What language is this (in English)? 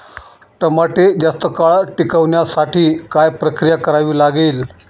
Marathi